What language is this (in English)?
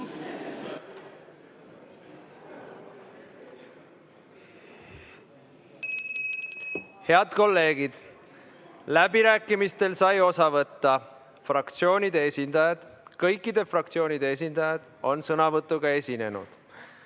Estonian